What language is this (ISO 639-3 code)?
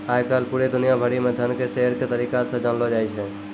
mai